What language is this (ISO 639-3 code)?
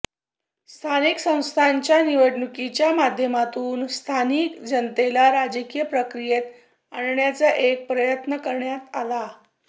mar